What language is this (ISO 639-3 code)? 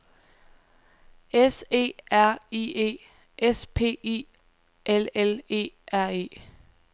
dan